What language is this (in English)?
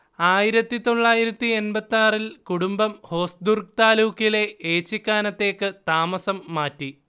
Malayalam